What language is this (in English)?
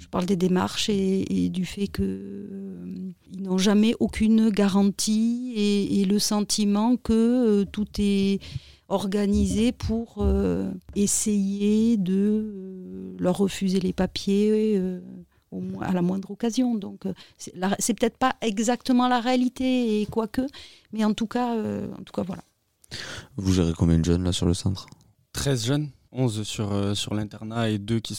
French